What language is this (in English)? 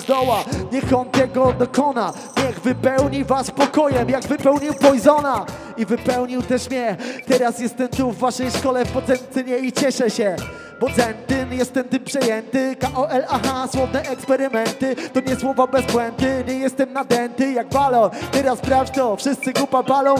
Polish